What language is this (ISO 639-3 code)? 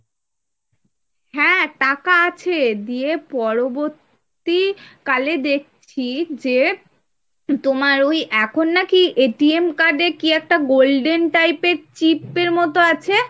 ben